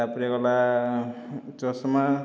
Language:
Odia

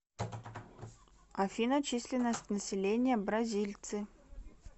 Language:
Russian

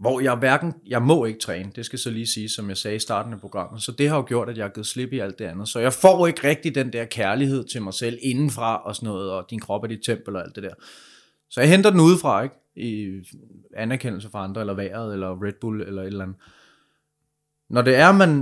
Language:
Danish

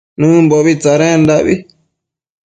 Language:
Matsés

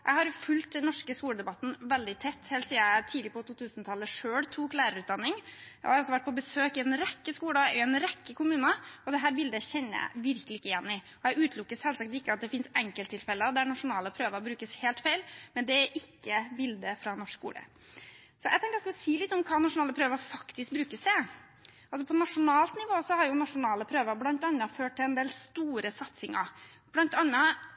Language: Norwegian Bokmål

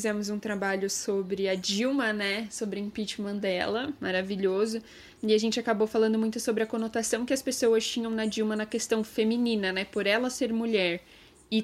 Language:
Portuguese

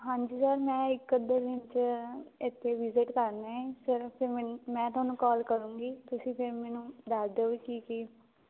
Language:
Punjabi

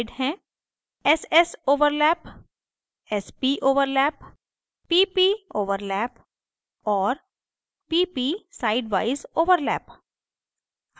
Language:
Hindi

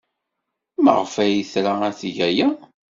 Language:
Kabyle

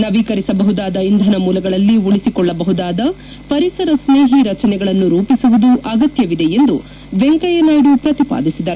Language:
Kannada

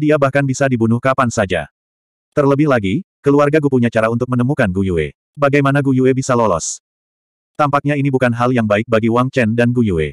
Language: Indonesian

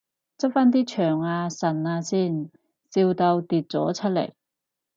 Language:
Cantonese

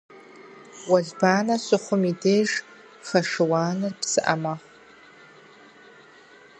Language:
Kabardian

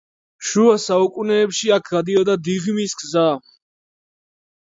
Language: Georgian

